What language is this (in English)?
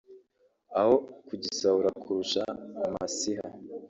Kinyarwanda